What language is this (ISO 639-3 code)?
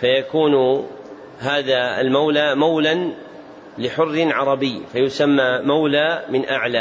ara